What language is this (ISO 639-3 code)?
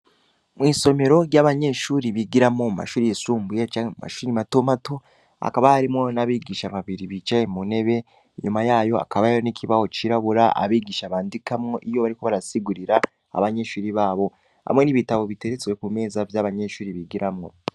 run